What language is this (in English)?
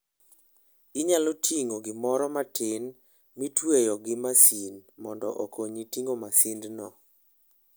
Luo (Kenya and Tanzania)